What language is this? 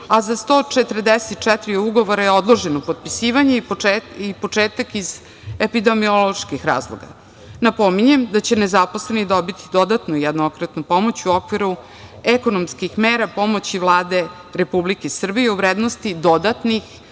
Serbian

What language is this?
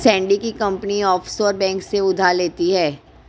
Hindi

